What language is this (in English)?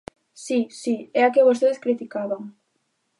Galician